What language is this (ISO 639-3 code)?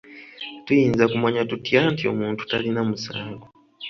lug